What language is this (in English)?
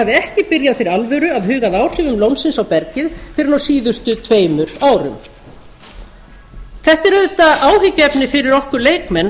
Icelandic